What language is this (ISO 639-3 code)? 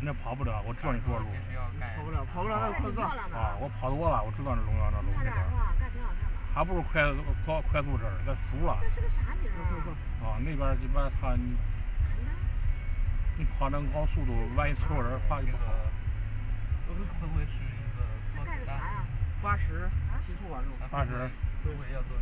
zho